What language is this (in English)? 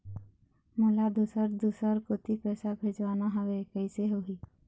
Chhattisgarhi